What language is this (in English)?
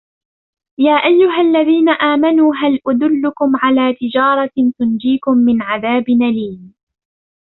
Arabic